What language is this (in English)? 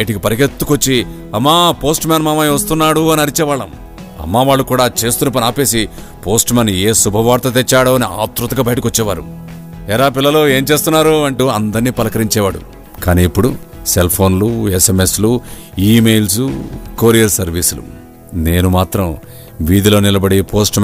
Telugu